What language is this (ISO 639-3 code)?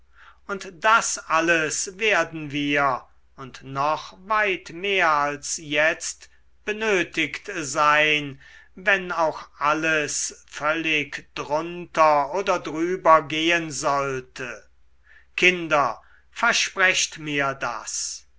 deu